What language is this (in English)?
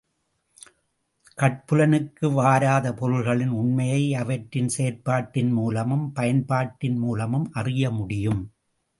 Tamil